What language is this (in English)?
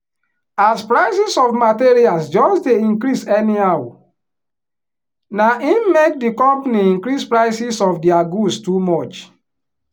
Nigerian Pidgin